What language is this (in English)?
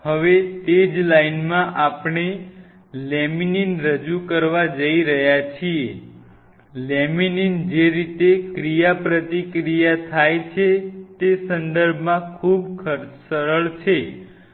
Gujarati